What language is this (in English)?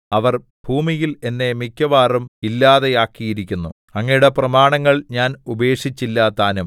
Malayalam